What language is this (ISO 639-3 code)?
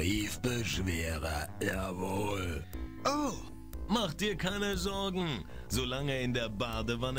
deu